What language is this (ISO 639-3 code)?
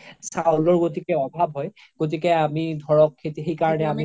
asm